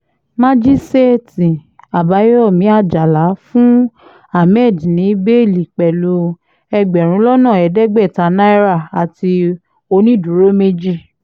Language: Yoruba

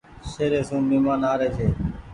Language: Goaria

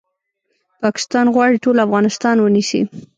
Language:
Pashto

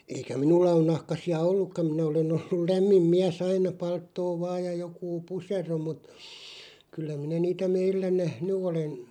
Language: Finnish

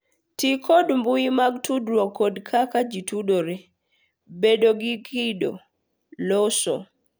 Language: Luo (Kenya and Tanzania)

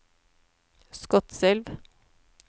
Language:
Norwegian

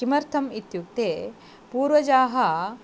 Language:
Sanskrit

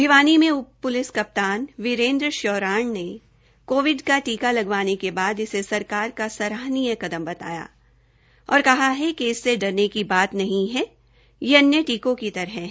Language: Hindi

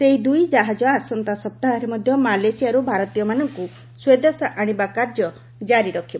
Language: Odia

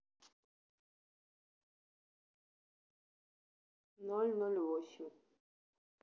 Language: Russian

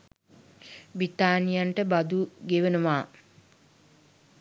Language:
Sinhala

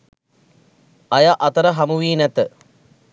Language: Sinhala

